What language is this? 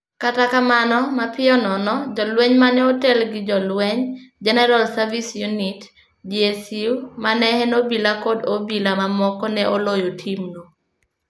Luo (Kenya and Tanzania)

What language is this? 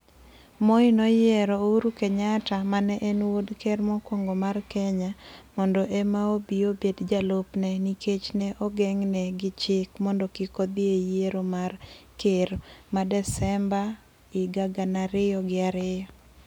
Luo (Kenya and Tanzania)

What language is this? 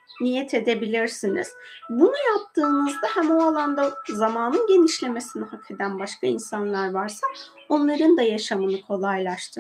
Turkish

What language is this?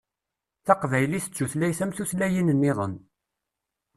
Kabyle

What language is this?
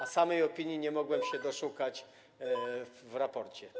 Polish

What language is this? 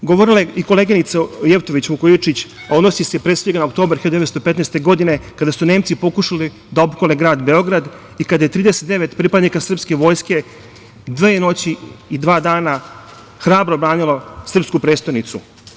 Serbian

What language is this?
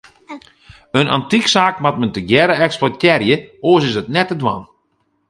Western Frisian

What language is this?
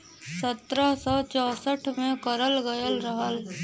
Bhojpuri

